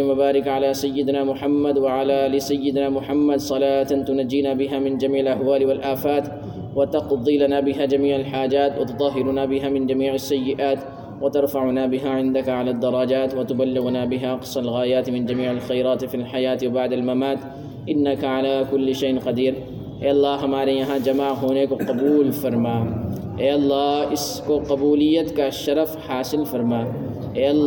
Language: Urdu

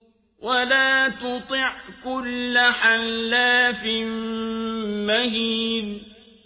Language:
Arabic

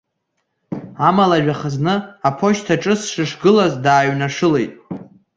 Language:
Abkhazian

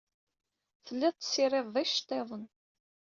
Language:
Kabyle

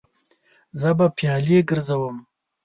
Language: Pashto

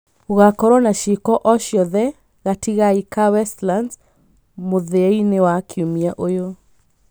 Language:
Kikuyu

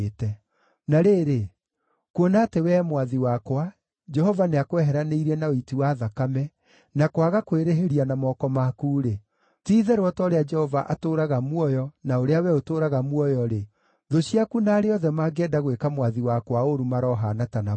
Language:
Kikuyu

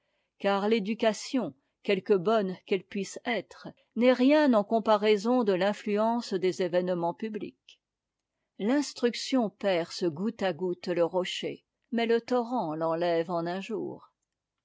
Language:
French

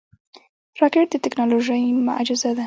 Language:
Pashto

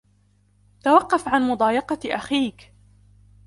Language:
Arabic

